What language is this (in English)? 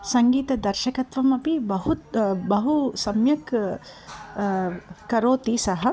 Sanskrit